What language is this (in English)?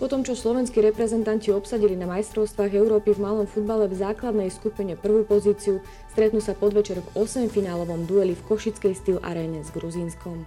Slovak